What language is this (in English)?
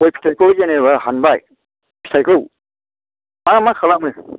Bodo